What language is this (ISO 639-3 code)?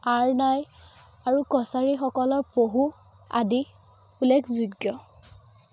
asm